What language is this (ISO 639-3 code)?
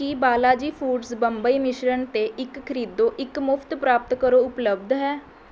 pan